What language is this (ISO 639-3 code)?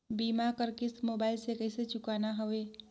hne